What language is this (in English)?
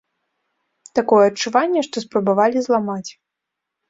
Belarusian